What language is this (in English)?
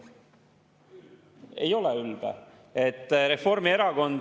Estonian